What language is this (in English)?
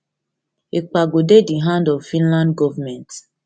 Nigerian Pidgin